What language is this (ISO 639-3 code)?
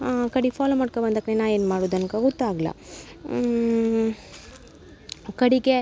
kan